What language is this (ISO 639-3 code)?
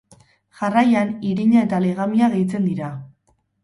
eus